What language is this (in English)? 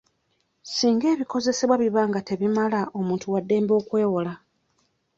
Ganda